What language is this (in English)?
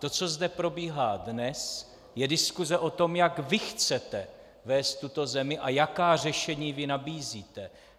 Czech